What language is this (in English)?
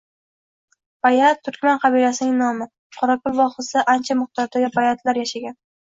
Uzbek